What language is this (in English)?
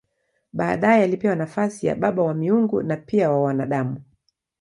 Swahili